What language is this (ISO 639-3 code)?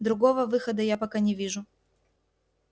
rus